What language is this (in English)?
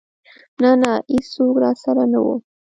Pashto